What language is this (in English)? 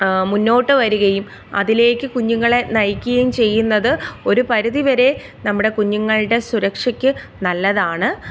Malayalam